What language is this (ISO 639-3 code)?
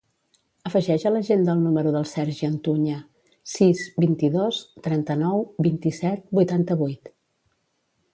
cat